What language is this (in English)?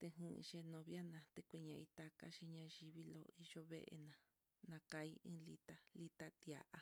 Mitlatongo Mixtec